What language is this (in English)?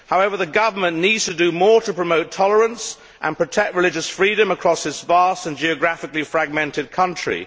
English